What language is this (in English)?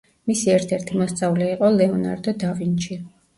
Georgian